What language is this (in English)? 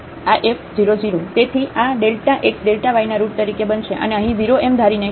Gujarati